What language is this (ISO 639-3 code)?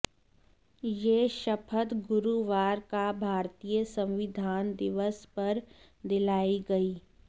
hin